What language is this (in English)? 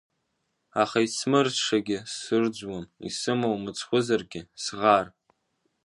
Abkhazian